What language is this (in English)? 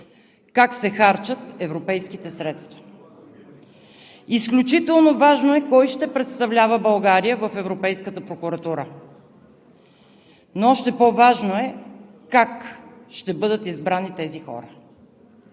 Bulgarian